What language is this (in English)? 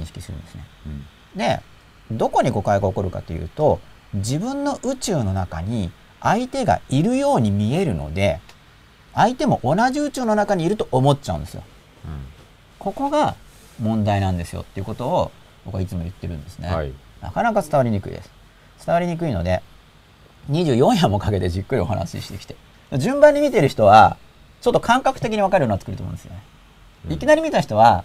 Japanese